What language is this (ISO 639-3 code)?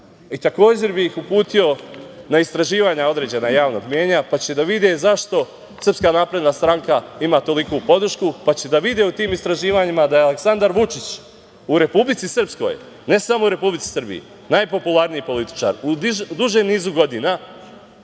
srp